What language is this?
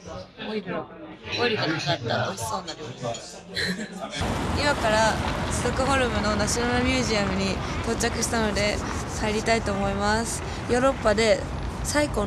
Japanese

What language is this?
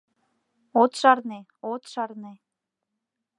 Mari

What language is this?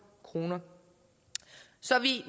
Danish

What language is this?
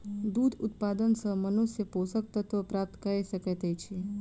Maithili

